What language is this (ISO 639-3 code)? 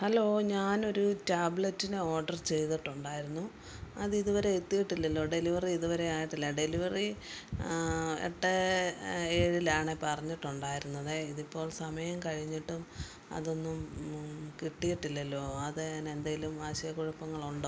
mal